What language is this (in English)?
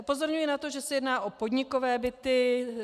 Czech